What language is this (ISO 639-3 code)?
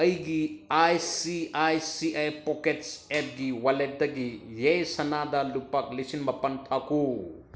mni